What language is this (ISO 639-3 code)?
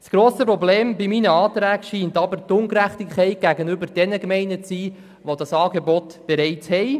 gsw